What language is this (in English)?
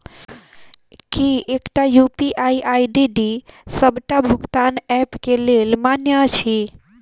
Maithili